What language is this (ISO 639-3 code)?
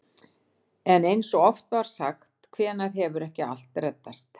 isl